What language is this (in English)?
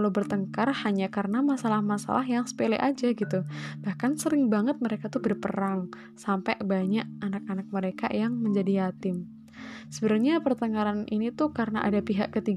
Indonesian